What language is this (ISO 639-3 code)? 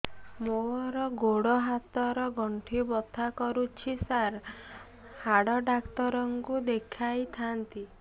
ori